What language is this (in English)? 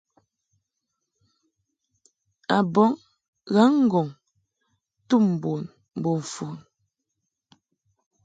Mungaka